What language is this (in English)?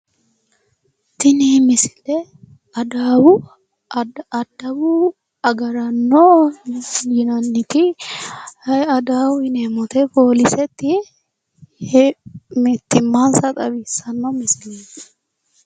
Sidamo